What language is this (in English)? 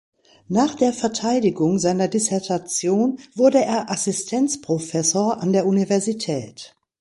German